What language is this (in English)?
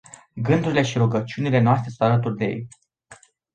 Romanian